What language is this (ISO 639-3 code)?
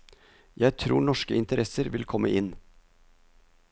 nor